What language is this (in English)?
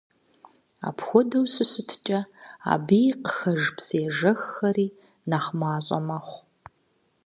Kabardian